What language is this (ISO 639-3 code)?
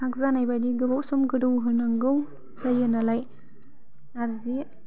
brx